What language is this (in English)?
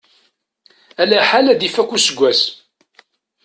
Kabyle